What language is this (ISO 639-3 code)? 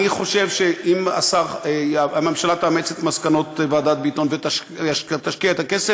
heb